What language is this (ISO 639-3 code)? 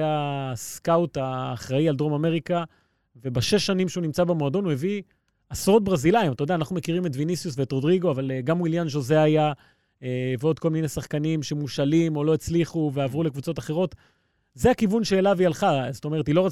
heb